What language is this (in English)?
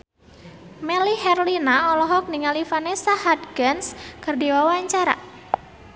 Sundanese